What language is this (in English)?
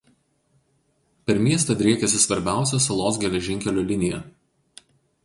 Lithuanian